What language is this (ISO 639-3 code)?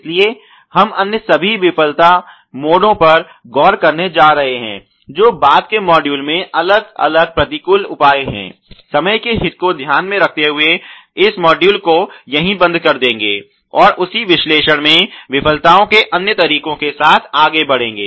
hin